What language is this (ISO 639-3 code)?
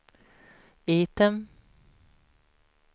swe